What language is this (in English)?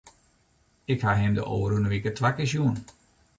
Western Frisian